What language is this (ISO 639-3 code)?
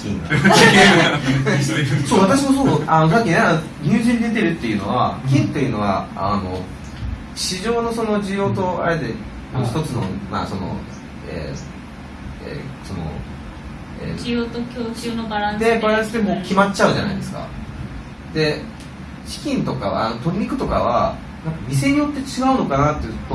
jpn